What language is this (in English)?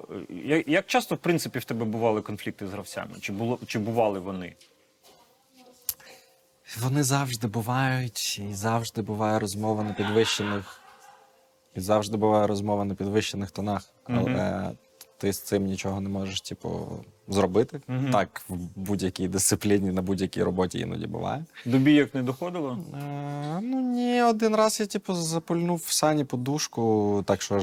Ukrainian